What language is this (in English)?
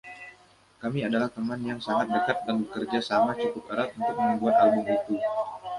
Indonesian